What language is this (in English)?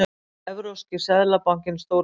Icelandic